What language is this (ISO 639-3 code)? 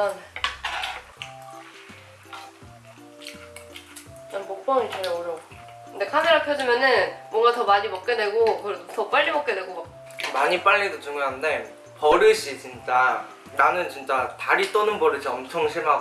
kor